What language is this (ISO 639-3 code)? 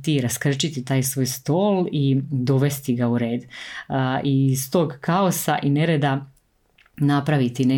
hrv